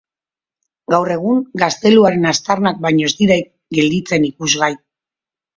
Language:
Basque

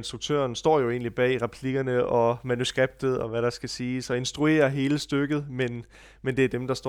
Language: Danish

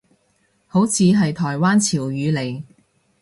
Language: Cantonese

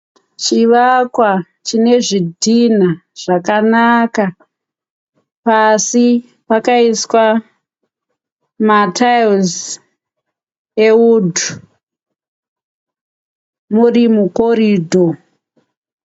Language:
Shona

